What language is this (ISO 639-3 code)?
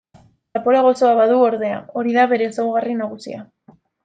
eus